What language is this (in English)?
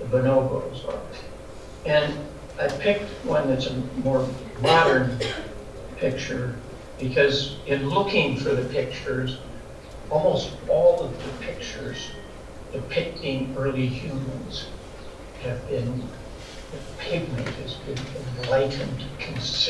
English